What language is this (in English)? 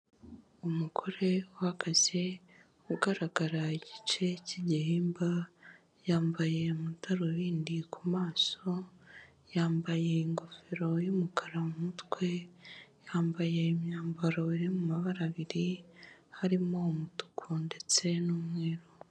Kinyarwanda